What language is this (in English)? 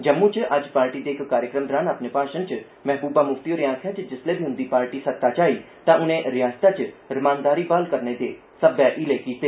Dogri